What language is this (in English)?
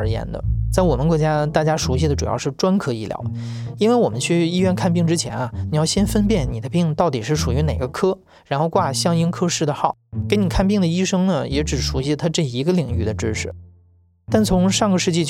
Chinese